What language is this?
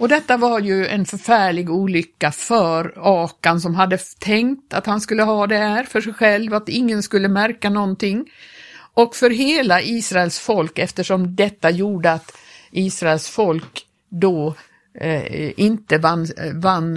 Swedish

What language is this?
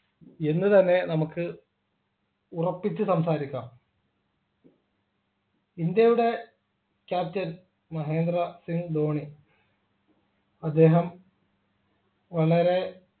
Malayalam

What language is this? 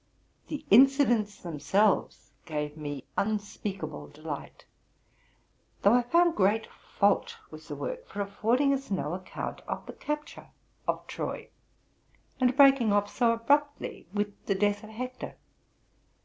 English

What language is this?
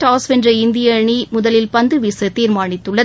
Tamil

